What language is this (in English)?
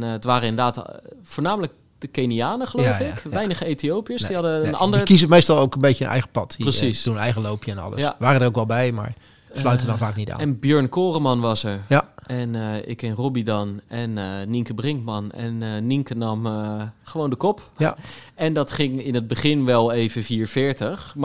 Dutch